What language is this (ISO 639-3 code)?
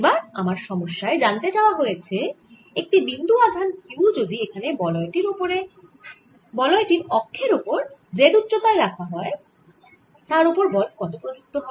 ben